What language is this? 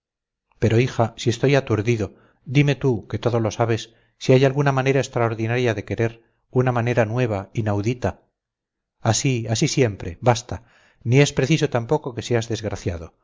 Spanish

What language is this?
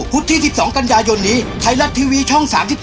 Thai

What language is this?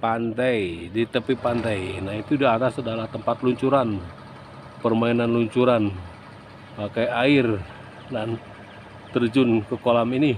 Indonesian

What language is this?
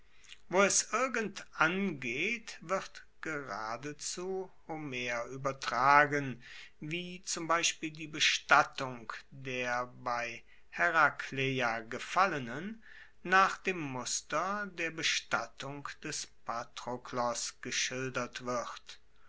German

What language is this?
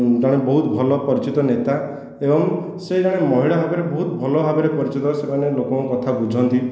Odia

